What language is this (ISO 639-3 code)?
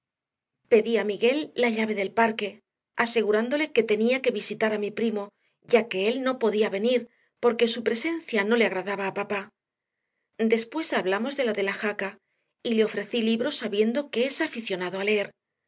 spa